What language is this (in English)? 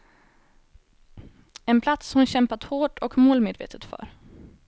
Swedish